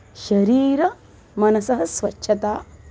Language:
Sanskrit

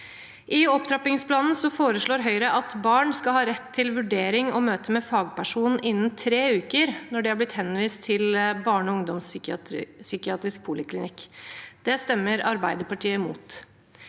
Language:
Norwegian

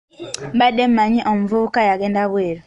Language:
Ganda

